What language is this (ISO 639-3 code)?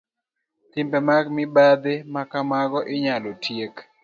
luo